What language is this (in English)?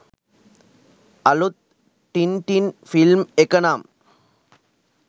Sinhala